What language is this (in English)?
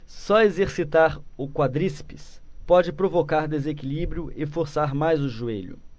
Portuguese